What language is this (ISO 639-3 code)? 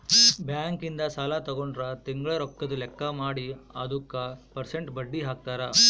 kan